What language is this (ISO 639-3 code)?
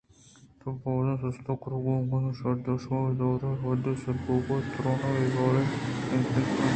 bgp